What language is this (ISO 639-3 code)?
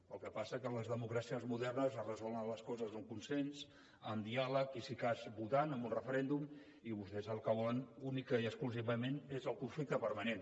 cat